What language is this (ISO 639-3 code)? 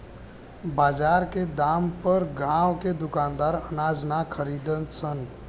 bho